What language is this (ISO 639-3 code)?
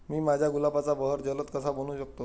mar